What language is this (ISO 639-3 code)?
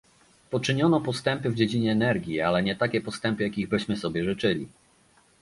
pol